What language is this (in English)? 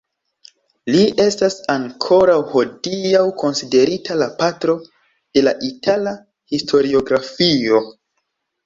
Esperanto